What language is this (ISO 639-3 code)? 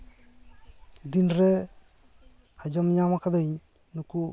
sat